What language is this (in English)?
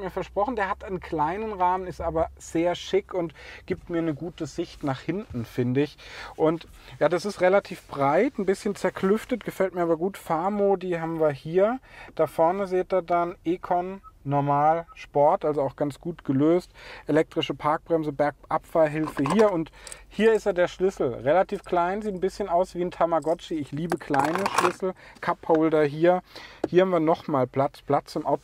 German